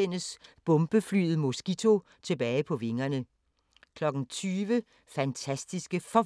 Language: Danish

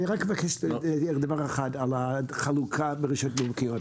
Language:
Hebrew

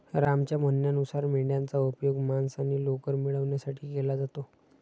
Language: Marathi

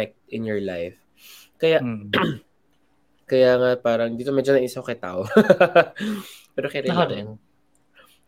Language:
Filipino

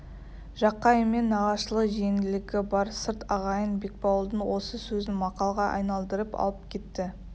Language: Kazakh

